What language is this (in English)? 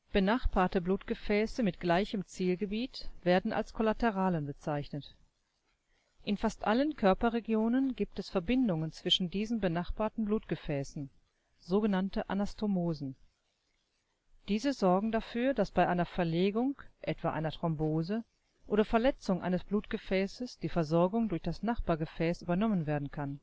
German